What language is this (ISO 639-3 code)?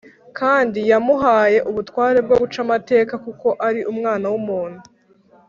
kin